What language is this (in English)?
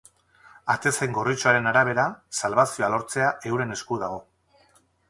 Basque